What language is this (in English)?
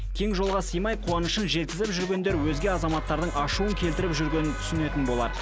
Kazakh